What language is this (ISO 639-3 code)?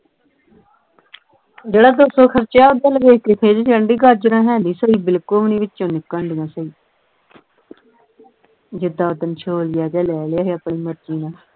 pan